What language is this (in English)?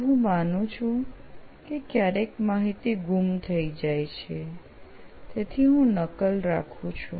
Gujarati